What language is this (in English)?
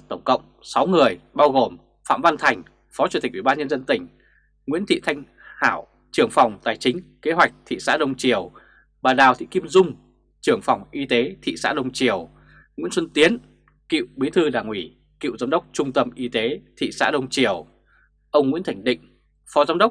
Vietnamese